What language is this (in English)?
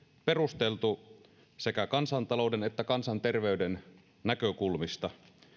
Finnish